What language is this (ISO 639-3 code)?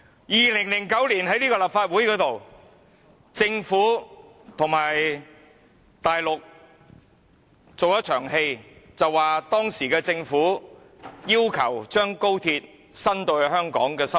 yue